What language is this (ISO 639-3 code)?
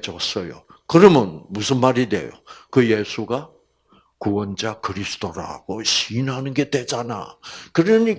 kor